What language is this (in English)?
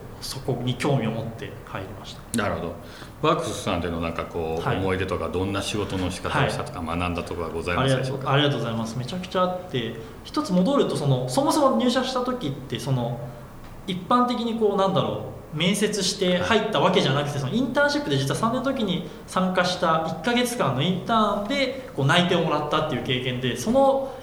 Japanese